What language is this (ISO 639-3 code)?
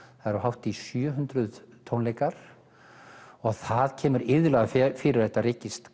isl